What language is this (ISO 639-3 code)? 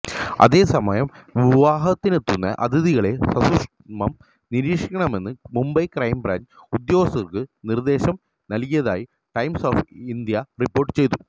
mal